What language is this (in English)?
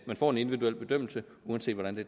Danish